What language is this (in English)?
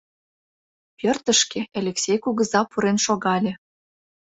Mari